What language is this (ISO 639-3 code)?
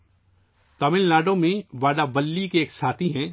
urd